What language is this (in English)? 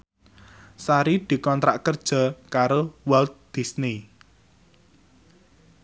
Javanese